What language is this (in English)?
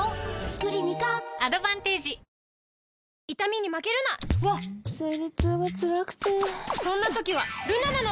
Japanese